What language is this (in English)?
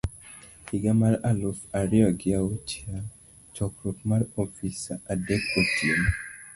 Luo (Kenya and Tanzania)